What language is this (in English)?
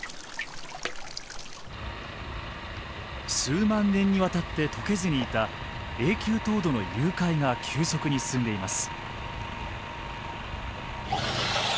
Japanese